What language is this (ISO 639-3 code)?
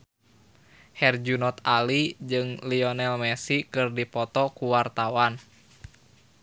sun